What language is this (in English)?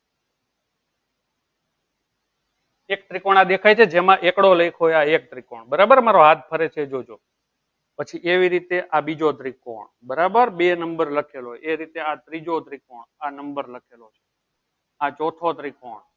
Gujarati